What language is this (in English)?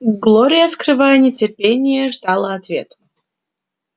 Russian